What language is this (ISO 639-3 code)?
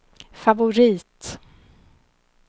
swe